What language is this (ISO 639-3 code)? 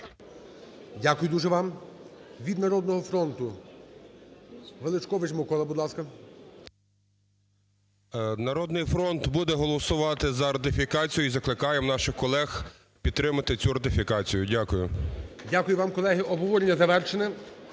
ukr